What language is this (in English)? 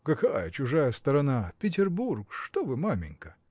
Russian